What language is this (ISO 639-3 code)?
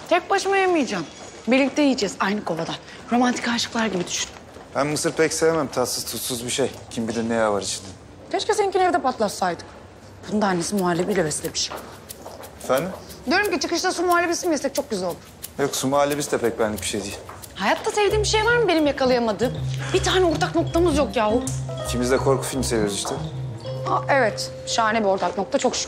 tur